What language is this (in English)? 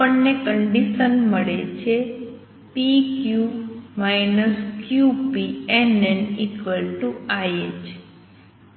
Gujarati